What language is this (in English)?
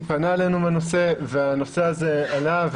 Hebrew